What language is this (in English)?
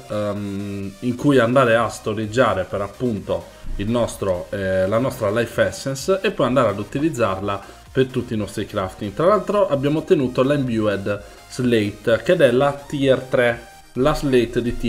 Italian